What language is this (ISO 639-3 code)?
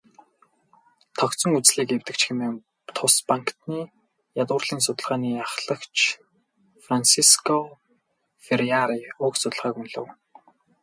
mon